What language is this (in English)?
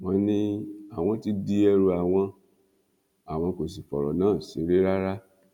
Yoruba